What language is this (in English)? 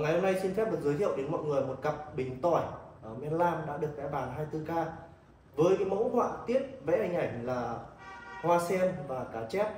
Vietnamese